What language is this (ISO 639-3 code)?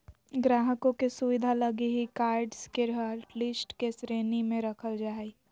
mag